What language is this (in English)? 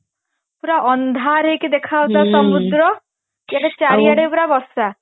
Odia